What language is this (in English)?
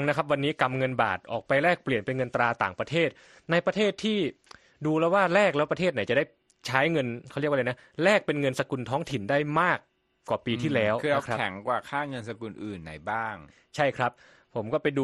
Thai